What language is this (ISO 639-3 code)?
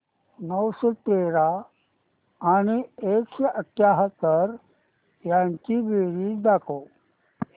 mar